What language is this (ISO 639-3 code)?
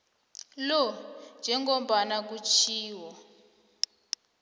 nbl